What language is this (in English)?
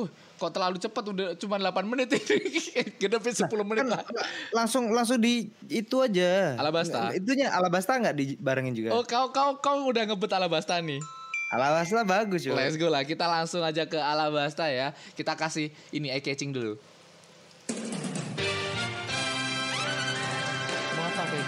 Indonesian